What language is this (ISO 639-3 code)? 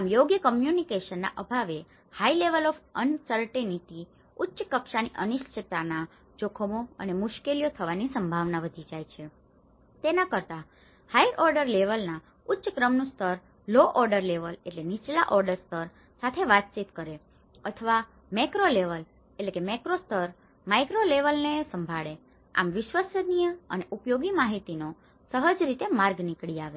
guj